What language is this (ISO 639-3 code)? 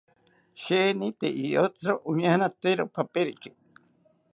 cpy